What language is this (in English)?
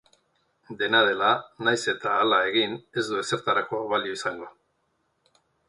Basque